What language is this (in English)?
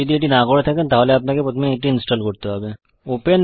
Bangla